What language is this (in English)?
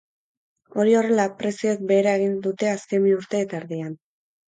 Basque